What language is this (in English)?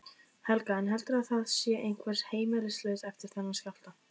Icelandic